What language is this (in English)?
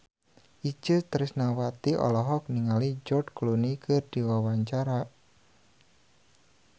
Sundanese